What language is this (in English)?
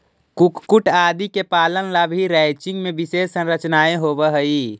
Magahi